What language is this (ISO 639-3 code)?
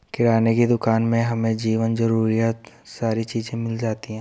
hin